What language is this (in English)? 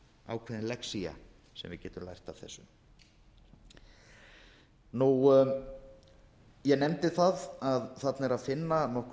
Icelandic